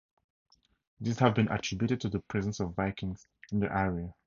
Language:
English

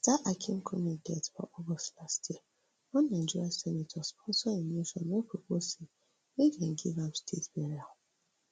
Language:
Nigerian Pidgin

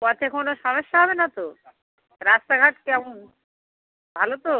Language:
Bangla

